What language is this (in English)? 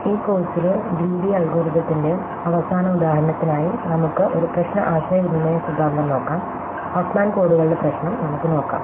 Malayalam